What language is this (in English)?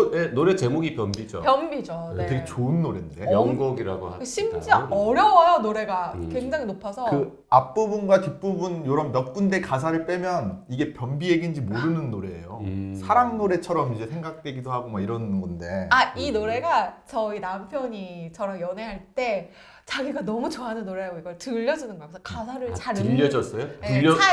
Korean